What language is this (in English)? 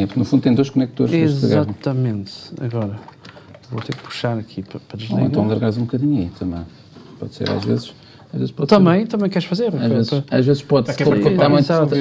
Portuguese